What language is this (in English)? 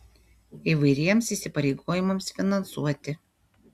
Lithuanian